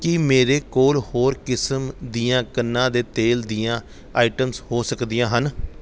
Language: Punjabi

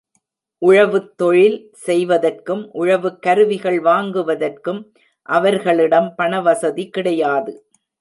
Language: Tamil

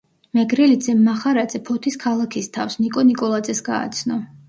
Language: Georgian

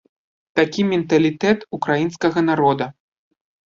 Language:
Belarusian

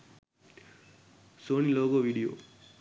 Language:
Sinhala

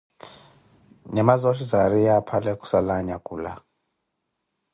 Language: Koti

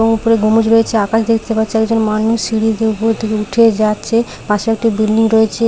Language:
Bangla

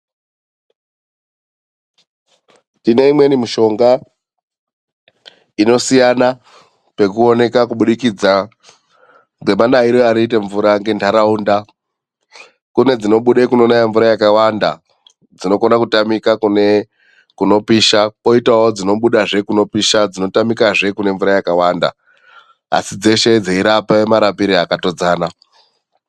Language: Ndau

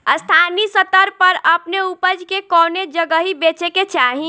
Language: Bhojpuri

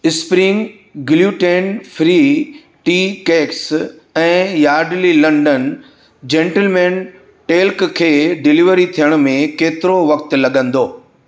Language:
Sindhi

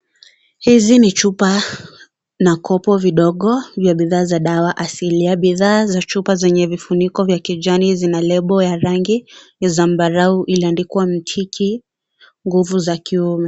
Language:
Swahili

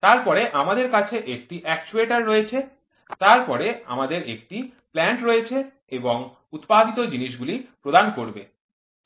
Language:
Bangla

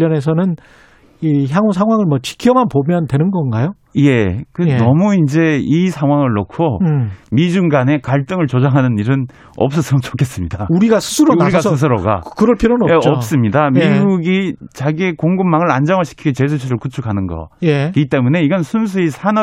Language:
Korean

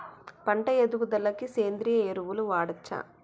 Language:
Telugu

